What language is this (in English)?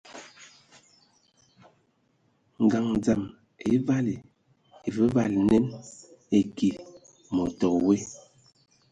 Ewondo